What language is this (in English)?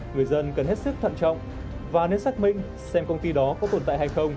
Vietnamese